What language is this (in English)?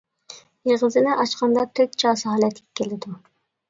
Uyghur